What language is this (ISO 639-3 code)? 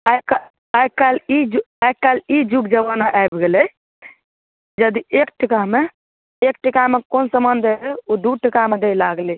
mai